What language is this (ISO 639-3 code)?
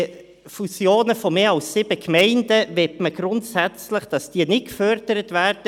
gsw